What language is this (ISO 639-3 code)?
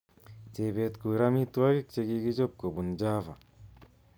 kln